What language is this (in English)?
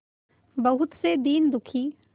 Hindi